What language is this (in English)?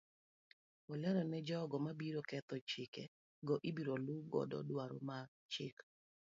Luo (Kenya and Tanzania)